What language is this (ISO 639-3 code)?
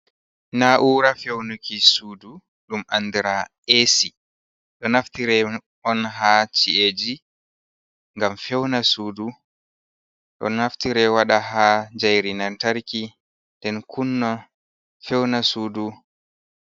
ful